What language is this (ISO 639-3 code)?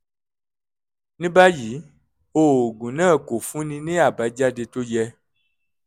yor